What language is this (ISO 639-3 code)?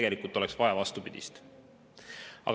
est